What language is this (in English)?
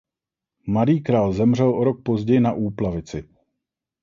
Czech